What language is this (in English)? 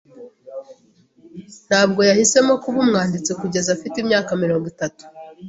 Kinyarwanda